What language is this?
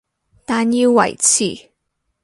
Cantonese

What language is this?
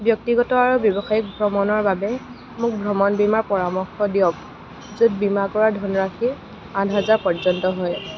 Assamese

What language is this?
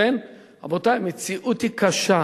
Hebrew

